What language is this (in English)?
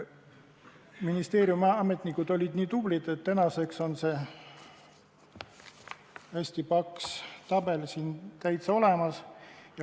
Estonian